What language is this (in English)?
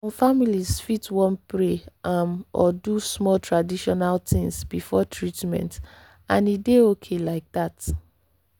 Nigerian Pidgin